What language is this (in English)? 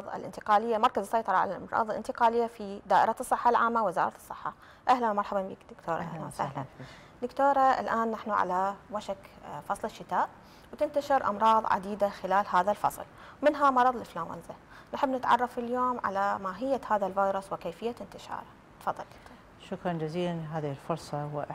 Arabic